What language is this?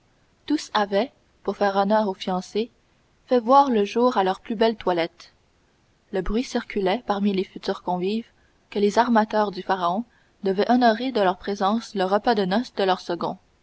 French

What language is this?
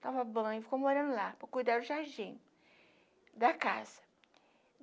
Portuguese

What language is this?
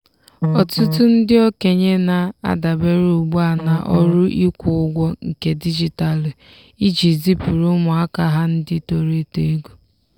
Igbo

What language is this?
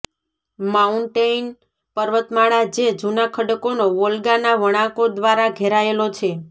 Gujarati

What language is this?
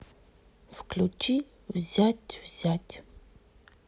Russian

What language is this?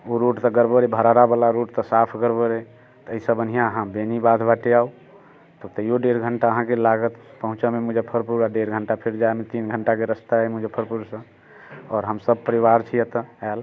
Maithili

